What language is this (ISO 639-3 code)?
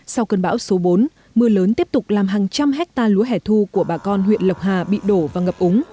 vie